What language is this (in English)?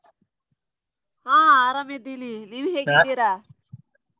Kannada